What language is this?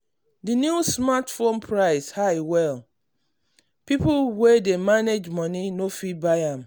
Nigerian Pidgin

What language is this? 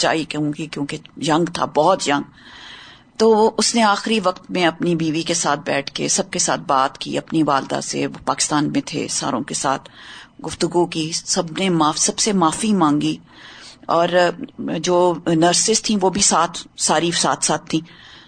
Urdu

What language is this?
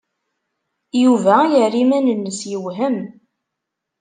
Kabyle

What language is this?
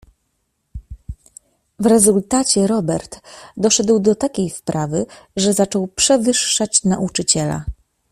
Polish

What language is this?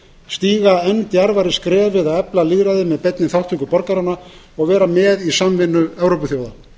Icelandic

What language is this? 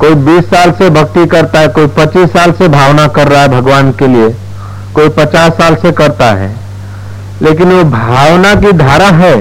Hindi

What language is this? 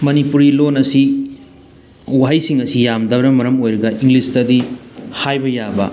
Manipuri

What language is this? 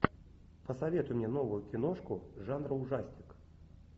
Russian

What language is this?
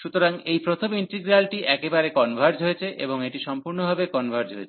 Bangla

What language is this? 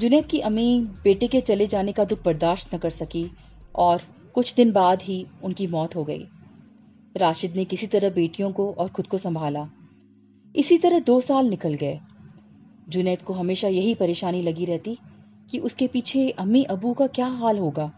Hindi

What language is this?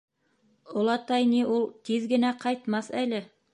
Bashkir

